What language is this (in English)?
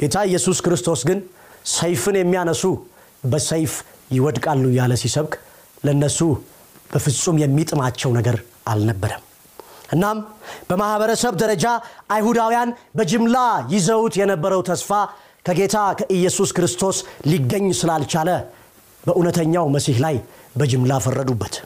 Amharic